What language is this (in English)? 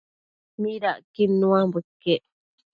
Matsés